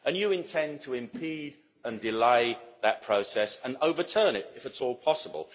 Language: English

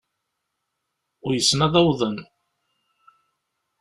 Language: Kabyle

